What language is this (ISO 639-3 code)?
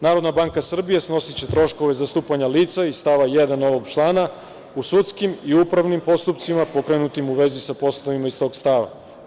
srp